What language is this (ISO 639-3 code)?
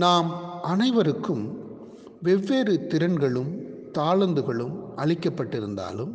tam